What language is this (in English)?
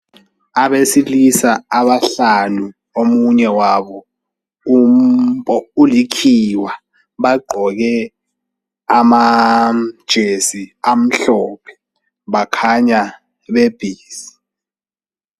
North Ndebele